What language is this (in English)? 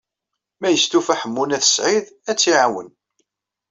Kabyle